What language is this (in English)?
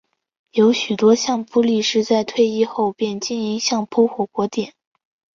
Chinese